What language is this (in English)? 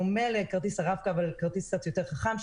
Hebrew